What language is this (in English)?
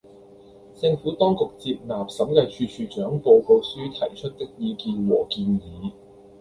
Cantonese